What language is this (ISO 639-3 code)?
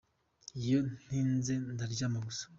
kin